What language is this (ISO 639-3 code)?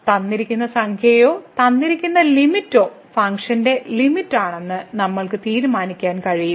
mal